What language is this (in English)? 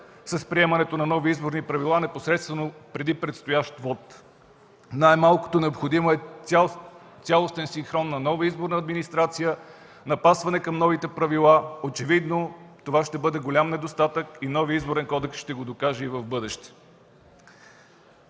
Bulgarian